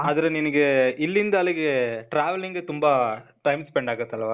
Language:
Kannada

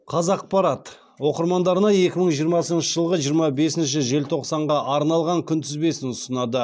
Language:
Kazakh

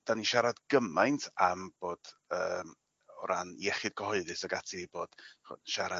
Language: Welsh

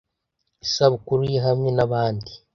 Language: Kinyarwanda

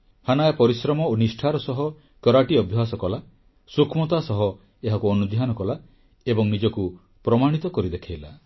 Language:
Odia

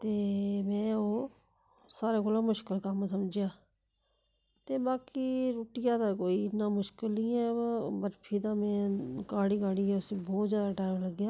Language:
Dogri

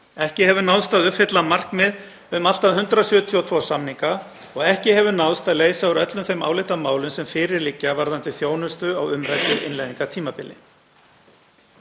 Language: Icelandic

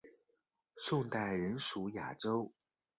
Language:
Chinese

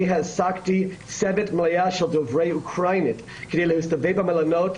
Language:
Hebrew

